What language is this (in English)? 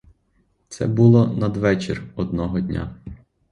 Ukrainian